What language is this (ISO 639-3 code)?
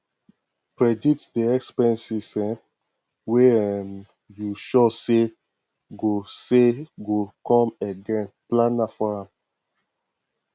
pcm